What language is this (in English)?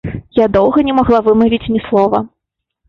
Belarusian